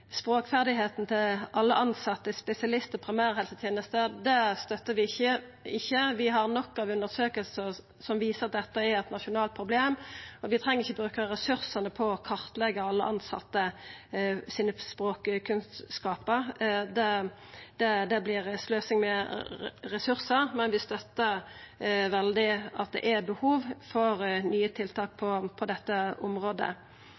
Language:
Norwegian Nynorsk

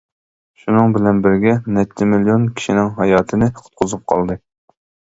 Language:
Uyghur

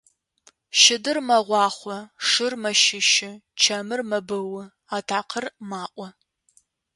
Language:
Adyghe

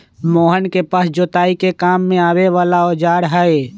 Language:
Magahi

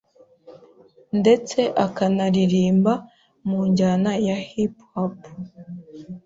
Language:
Kinyarwanda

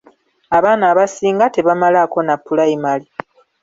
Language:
Ganda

